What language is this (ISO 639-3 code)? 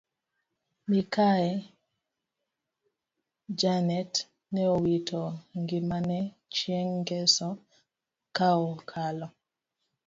luo